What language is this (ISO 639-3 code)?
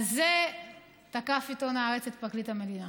heb